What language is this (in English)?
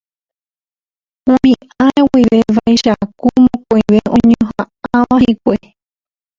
Guarani